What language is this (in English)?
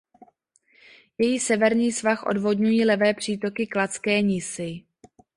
Czech